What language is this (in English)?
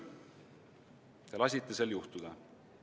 Estonian